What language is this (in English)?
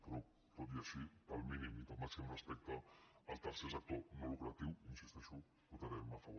Catalan